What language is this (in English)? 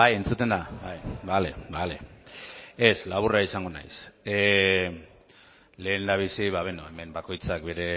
Basque